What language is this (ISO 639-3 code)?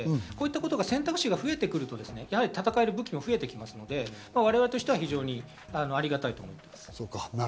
jpn